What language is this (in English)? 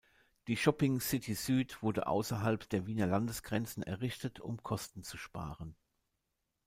German